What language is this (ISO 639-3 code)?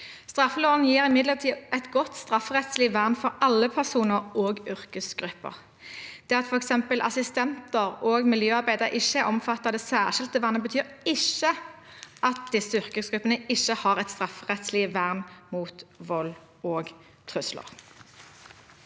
nor